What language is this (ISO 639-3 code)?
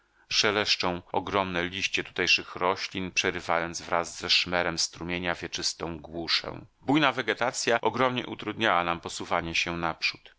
pol